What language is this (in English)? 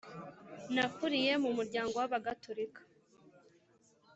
Kinyarwanda